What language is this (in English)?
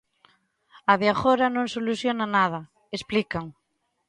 Galician